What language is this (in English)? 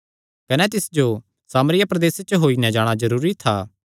Kangri